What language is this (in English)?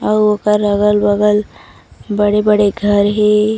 Chhattisgarhi